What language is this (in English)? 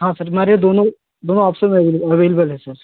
Hindi